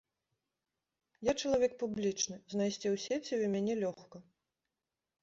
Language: Belarusian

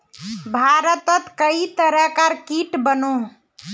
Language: Magahi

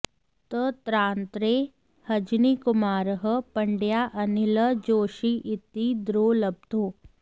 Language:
Sanskrit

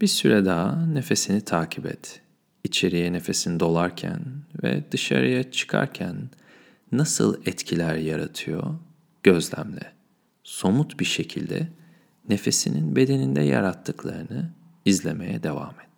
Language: Turkish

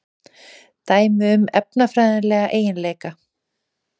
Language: Icelandic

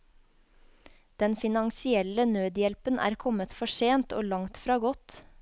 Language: Norwegian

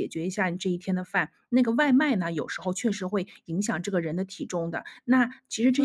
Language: Chinese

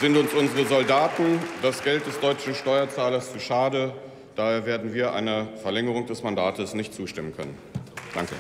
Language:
German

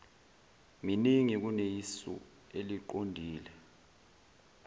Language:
Zulu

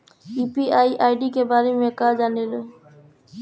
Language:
Bhojpuri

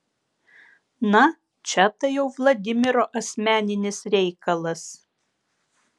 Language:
Lithuanian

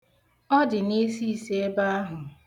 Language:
Igbo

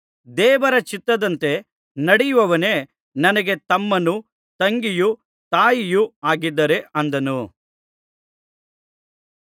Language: Kannada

